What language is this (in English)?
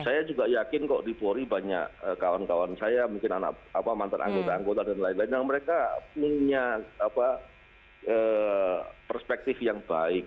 Indonesian